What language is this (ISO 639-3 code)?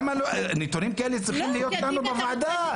heb